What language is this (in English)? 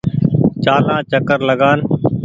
Goaria